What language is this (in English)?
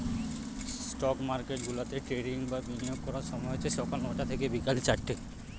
Bangla